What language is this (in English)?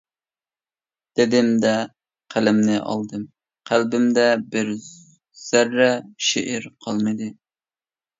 Uyghur